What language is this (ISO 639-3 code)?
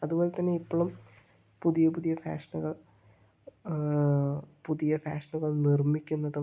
mal